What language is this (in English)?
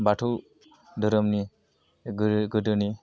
Bodo